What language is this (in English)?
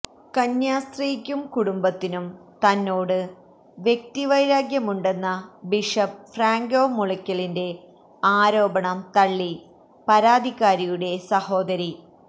Malayalam